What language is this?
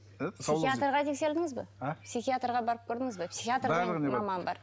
Kazakh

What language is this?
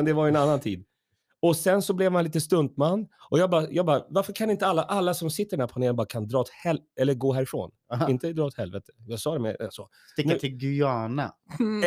Swedish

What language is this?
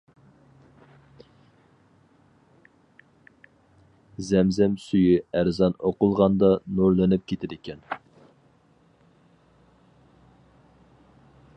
Uyghur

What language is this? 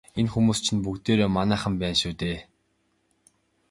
Mongolian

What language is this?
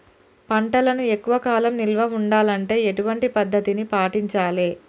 Telugu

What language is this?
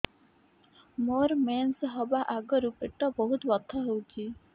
Odia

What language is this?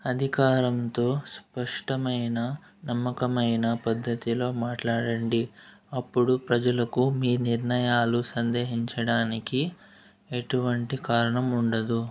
Telugu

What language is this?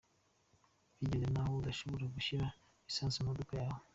Kinyarwanda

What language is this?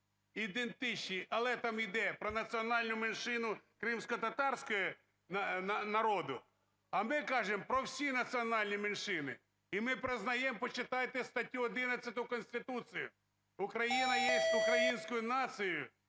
Ukrainian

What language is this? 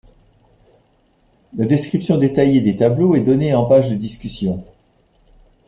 French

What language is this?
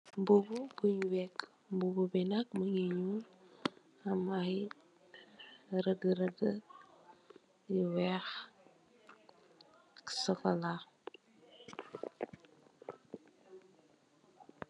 Wolof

